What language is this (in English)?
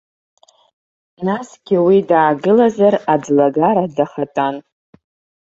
Abkhazian